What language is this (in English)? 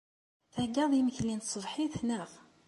Kabyle